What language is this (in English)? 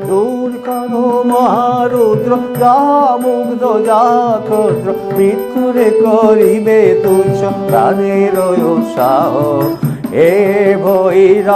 Turkish